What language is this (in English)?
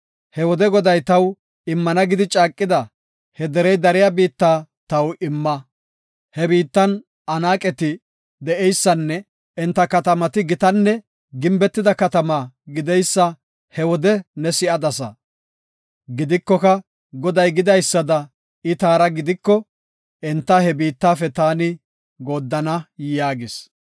Gofa